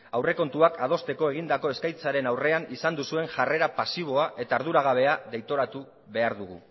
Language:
Basque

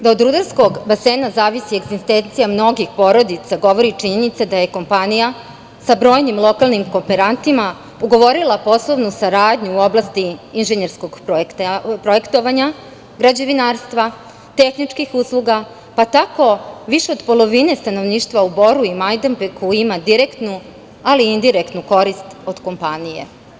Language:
Serbian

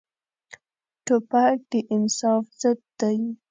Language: Pashto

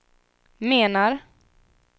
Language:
Swedish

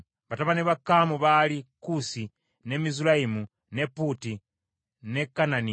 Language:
Ganda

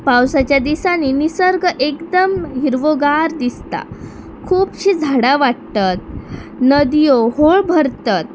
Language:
Konkani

